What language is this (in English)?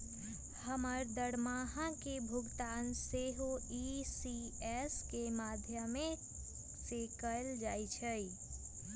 Magahi